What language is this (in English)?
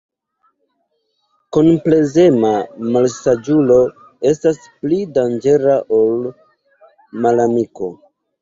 Esperanto